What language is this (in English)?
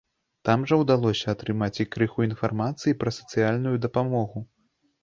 Belarusian